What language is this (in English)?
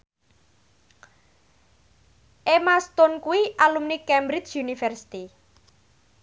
Javanese